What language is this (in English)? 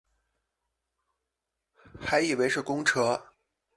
Chinese